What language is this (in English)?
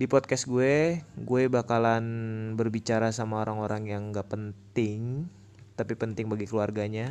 Indonesian